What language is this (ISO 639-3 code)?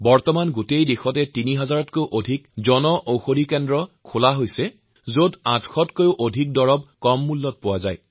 asm